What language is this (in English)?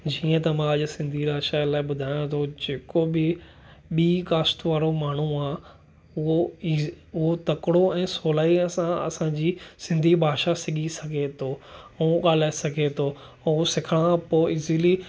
Sindhi